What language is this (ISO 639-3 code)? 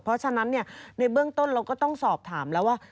tha